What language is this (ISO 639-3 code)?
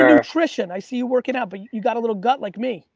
eng